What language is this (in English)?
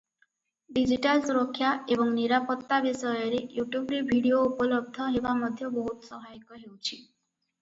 Odia